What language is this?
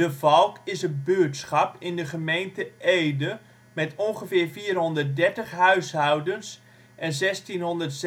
Dutch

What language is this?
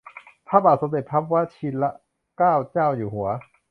Thai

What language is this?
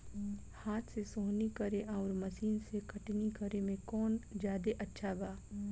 Bhojpuri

